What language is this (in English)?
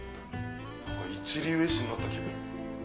Japanese